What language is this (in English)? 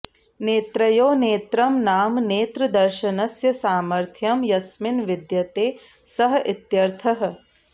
Sanskrit